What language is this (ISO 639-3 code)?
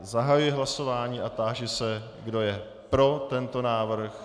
ces